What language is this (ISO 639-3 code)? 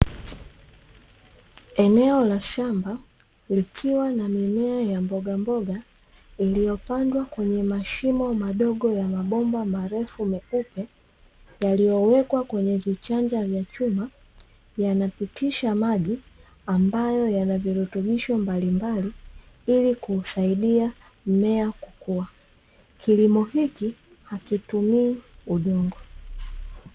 swa